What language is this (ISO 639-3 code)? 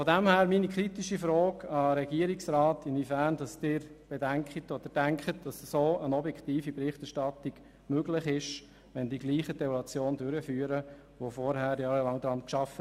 gsw